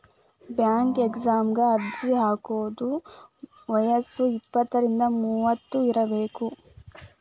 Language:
Kannada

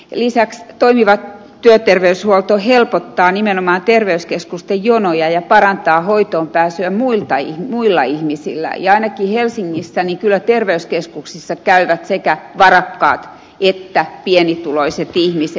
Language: Finnish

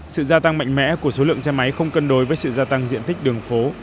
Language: Vietnamese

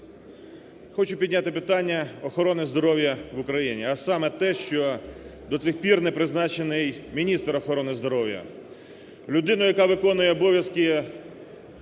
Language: Ukrainian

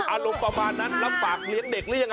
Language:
Thai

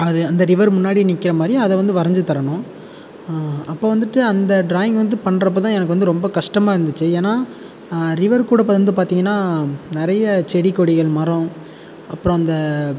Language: Tamil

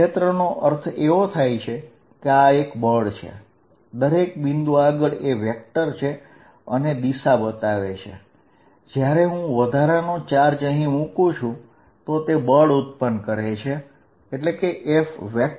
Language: Gujarati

